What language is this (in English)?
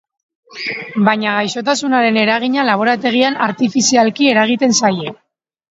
Basque